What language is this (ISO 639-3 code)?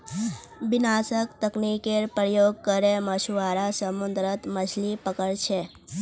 mag